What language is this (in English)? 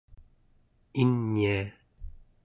Central Yupik